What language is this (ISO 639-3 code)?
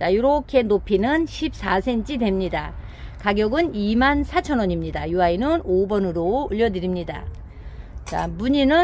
kor